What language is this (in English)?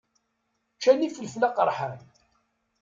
Kabyle